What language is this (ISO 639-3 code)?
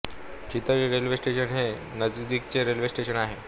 mar